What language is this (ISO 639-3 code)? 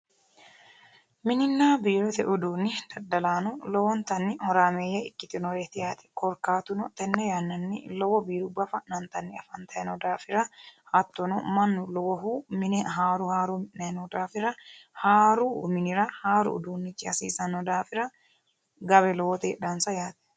sid